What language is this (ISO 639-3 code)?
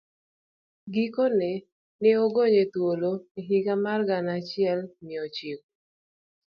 luo